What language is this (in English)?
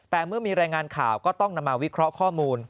Thai